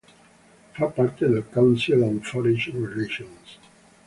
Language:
Italian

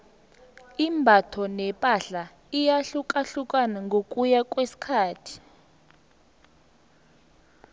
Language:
South Ndebele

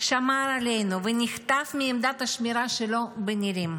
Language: Hebrew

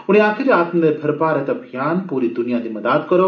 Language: Dogri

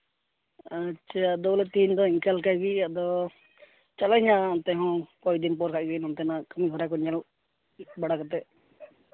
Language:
Santali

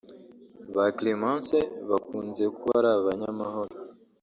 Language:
Kinyarwanda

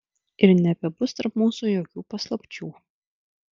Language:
Lithuanian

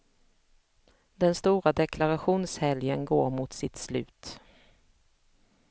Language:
Swedish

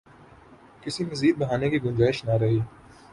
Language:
Urdu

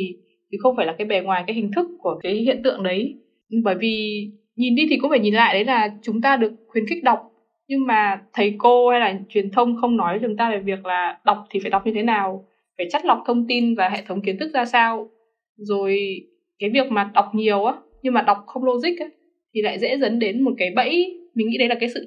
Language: Vietnamese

